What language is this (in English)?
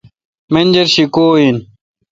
Kalkoti